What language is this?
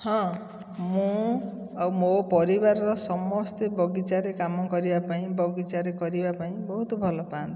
Odia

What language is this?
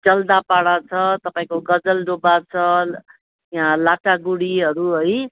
Nepali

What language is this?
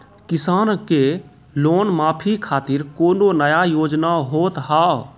Maithili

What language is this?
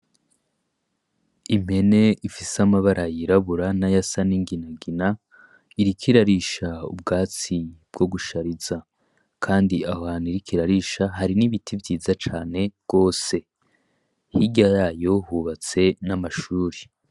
Rundi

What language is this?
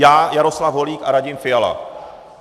Czech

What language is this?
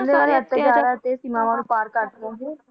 Punjabi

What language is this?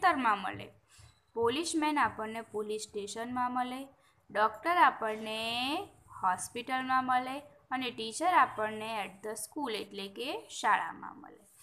Hindi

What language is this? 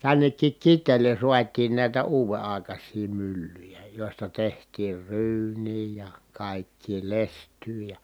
Finnish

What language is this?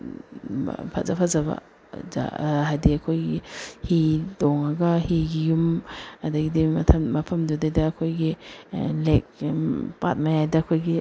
Manipuri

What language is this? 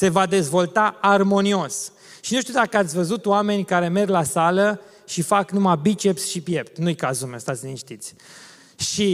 Romanian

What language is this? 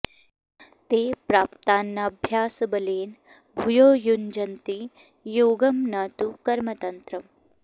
Sanskrit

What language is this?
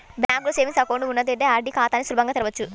Telugu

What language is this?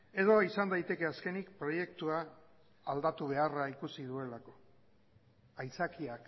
Basque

